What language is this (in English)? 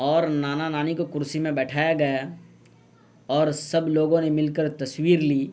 Urdu